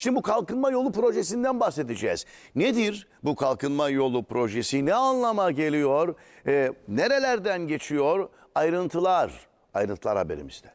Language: Turkish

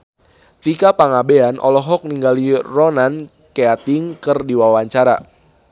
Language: Sundanese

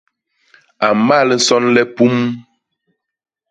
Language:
Basaa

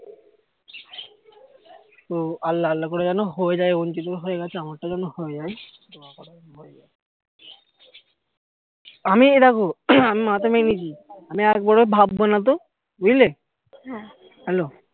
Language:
Bangla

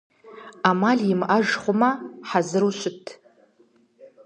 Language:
Kabardian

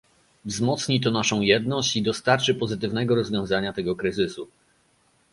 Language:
Polish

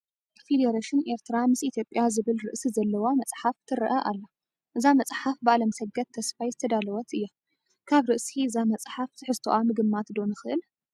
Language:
Tigrinya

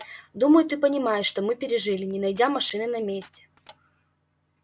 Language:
Russian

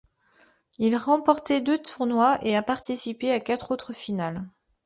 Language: French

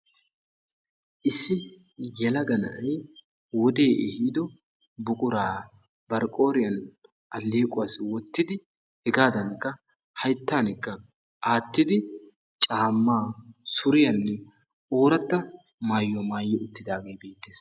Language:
Wolaytta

